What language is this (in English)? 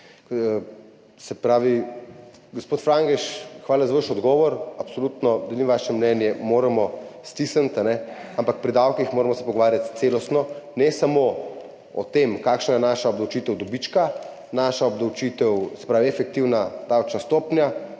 Slovenian